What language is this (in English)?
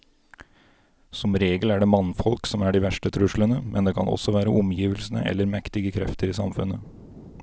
Norwegian